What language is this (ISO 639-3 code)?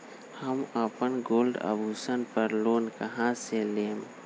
mag